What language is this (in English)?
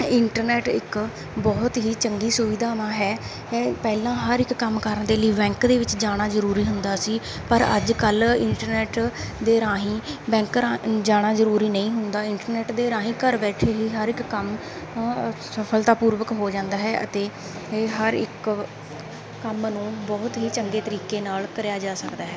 Punjabi